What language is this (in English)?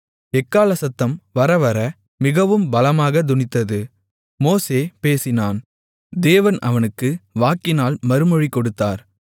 Tamil